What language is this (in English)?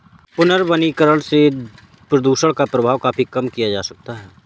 Hindi